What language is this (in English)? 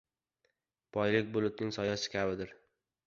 Uzbek